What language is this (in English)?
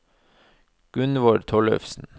Norwegian